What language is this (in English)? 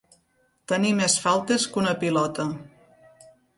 Catalan